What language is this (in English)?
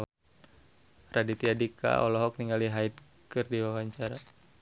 Sundanese